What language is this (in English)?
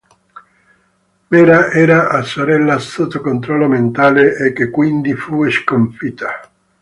Italian